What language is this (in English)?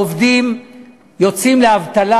Hebrew